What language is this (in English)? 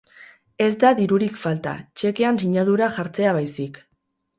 Basque